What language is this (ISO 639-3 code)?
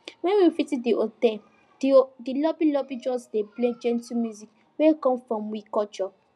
pcm